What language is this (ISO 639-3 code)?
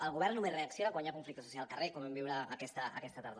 cat